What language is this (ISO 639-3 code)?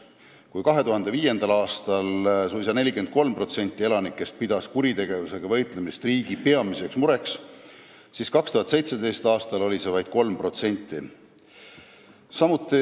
est